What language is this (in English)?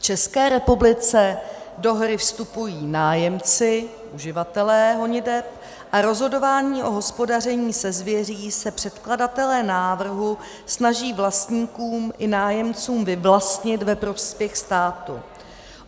Czech